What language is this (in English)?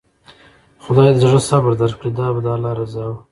Pashto